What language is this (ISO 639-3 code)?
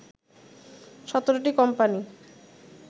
ben